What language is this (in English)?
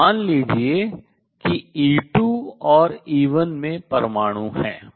Hindi